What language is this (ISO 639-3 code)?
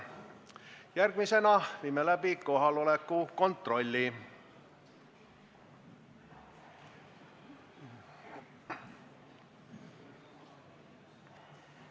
est